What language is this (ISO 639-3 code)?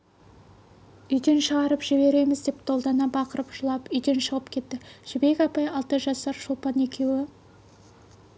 kaz